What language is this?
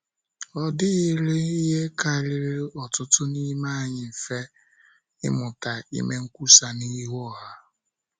Igbo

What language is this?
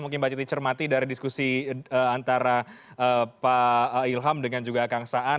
Indonesian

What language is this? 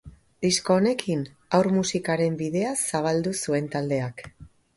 Basque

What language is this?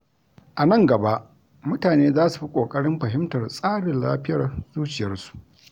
Hausa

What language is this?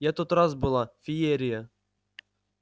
Russian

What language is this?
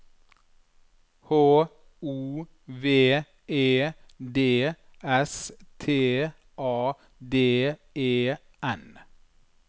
Norwegian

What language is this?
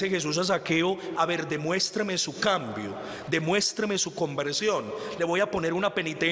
Spanish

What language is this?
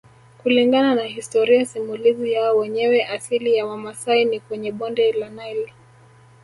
Swahili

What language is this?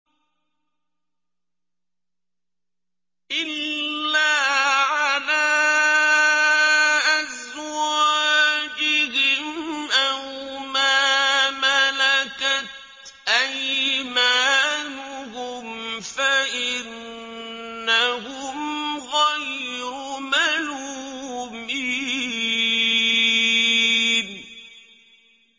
Arabic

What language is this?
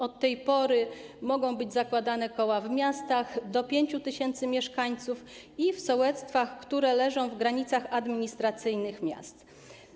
Polish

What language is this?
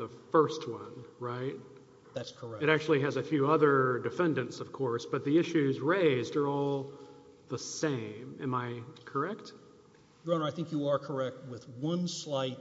English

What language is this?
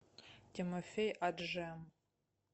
Russian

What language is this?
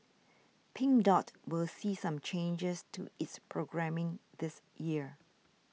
English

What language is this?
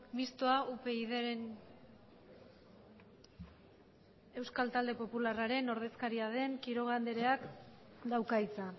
Basque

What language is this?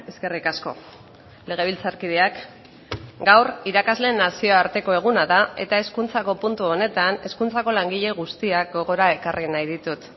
Basque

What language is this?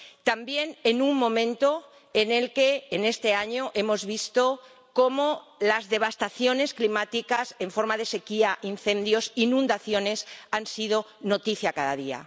Spanish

